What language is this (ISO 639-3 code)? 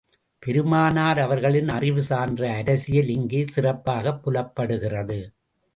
tam